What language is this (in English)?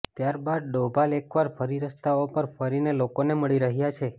Gujarati